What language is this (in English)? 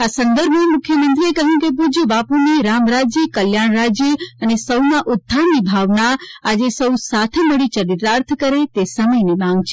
Gujarati